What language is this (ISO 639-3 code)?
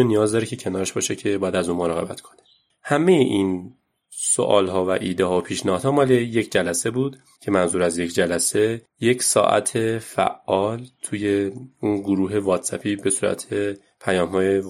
fas